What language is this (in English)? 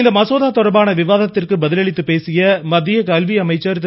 Tamil